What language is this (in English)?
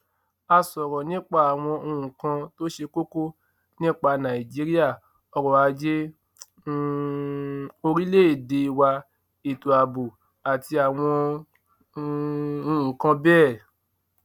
Yoruba